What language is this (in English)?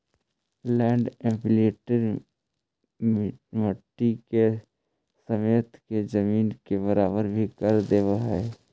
Magahi